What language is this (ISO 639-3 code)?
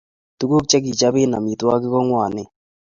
kln